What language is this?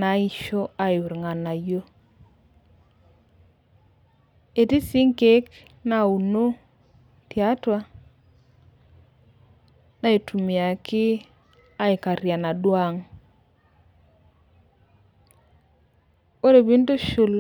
Masai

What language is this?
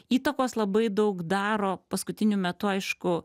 Lithuanian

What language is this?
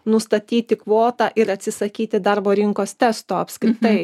Lithuanian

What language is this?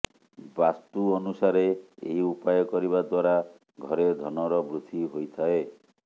Odia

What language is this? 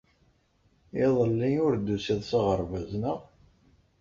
Kabyle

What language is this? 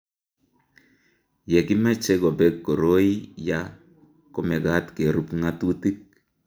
Kalenjin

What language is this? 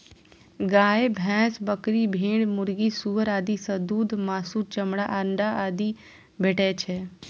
Maithili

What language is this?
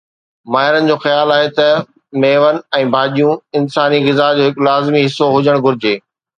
Sindhi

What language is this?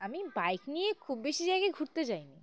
Bangla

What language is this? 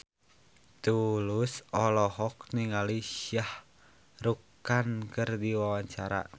Sundanese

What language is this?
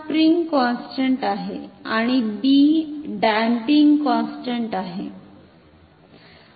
Marathi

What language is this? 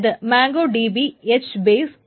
Malayalam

